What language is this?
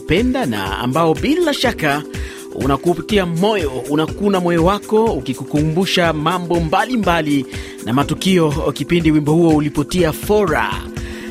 Swahili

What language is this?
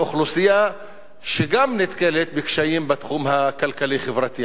Hebrew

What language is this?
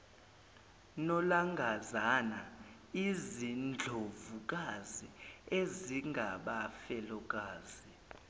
Zulu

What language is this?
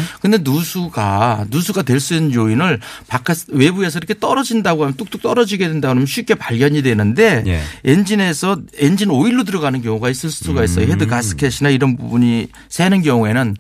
Korean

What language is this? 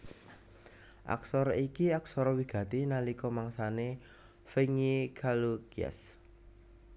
Javanese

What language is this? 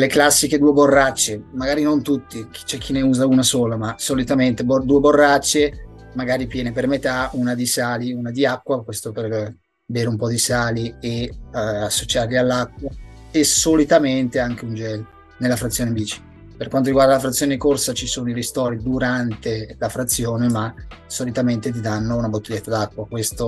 Italian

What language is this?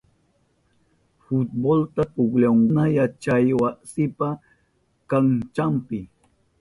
Southern Pastaza Quechua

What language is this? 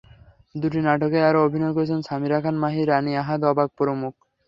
Bangla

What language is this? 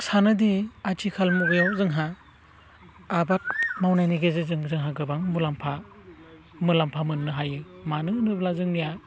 Bodo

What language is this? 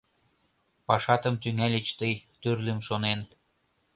Mari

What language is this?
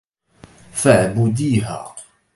Arabic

